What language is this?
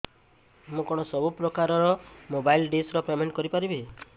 Odia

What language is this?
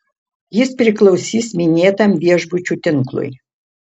Lithuanian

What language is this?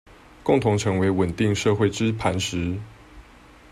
Chinese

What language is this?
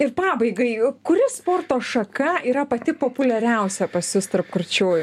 Lithuanian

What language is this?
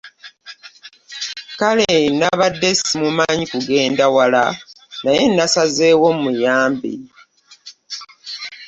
Ganda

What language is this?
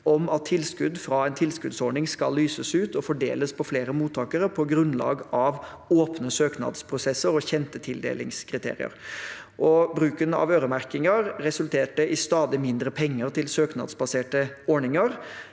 Norwegian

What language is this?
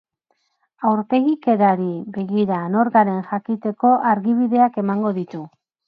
Basque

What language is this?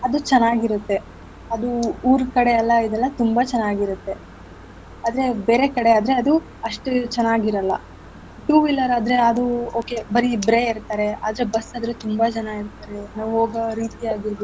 Kannada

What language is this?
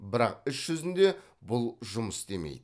Kazakh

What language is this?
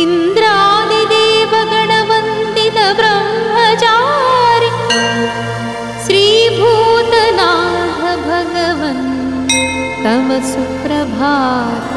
Marathi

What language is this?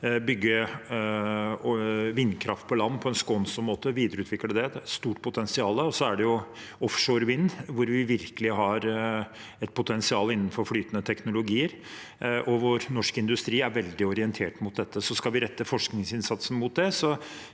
Norwegian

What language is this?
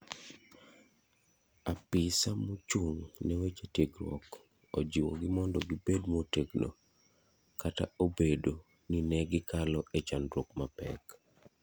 Luo (Kenya and Tanzania)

